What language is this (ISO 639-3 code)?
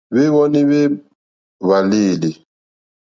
bri